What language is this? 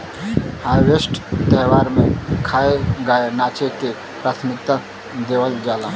Bhojpuri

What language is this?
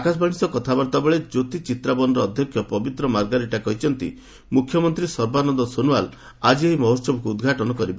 Odia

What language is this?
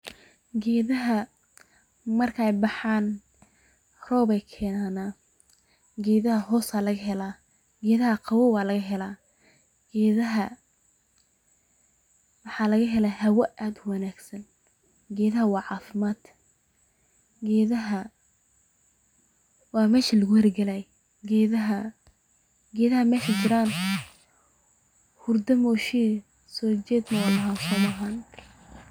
Somali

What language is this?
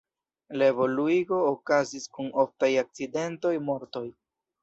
Esperanto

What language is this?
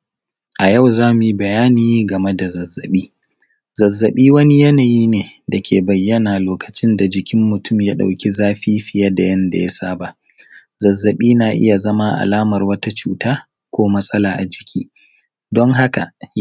Hausa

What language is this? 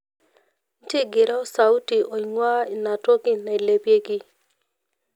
Masai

